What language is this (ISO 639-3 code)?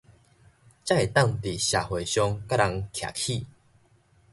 nan